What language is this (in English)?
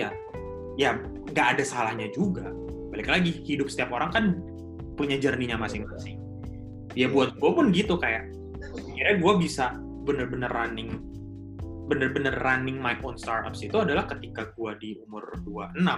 Indonesian